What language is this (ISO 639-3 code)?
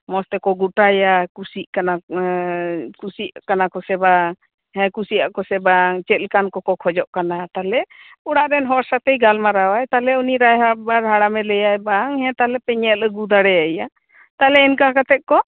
sat